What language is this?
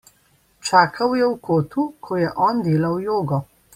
Slovenian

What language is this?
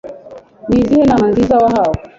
Kinyarwanda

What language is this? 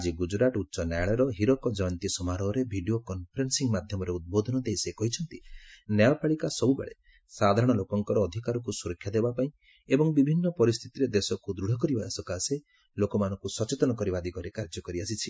Odia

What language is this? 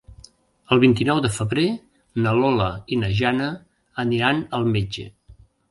Catalan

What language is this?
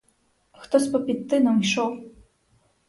Ukrainian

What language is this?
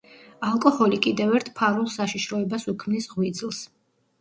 Georgian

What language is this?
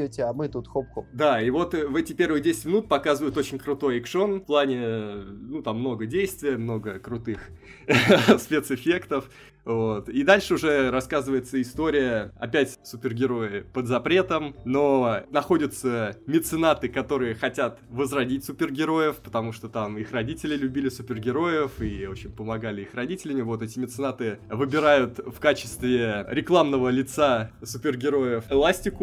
Russian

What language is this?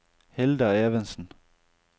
Norwegian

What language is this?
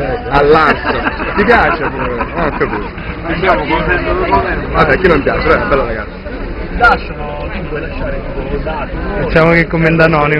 Italian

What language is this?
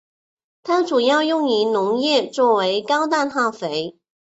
Chinese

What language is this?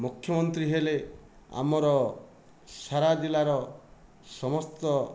Odia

